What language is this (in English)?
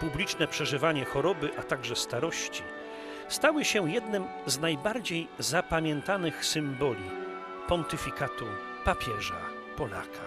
Polish